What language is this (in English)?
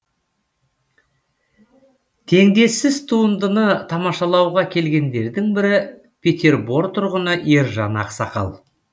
Kazakh